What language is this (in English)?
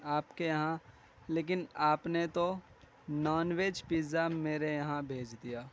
Urdu